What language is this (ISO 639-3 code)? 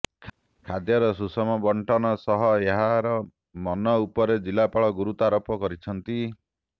ori